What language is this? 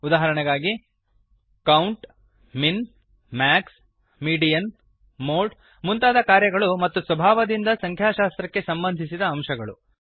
Kannada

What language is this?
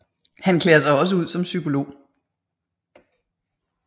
Danish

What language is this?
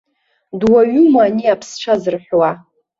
Abkhazian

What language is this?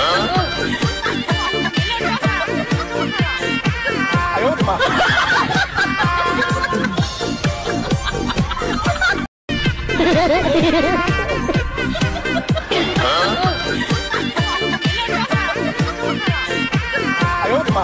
Korean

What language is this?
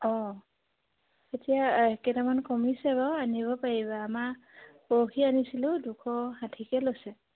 Assamese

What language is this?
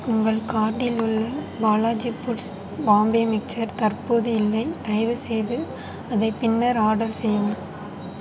Tamil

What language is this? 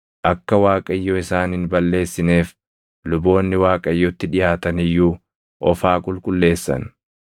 Oromo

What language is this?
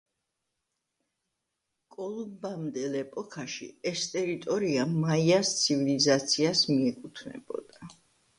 Georgian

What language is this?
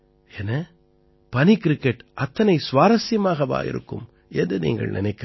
Tamil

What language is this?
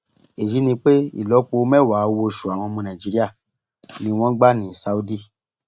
Yoruba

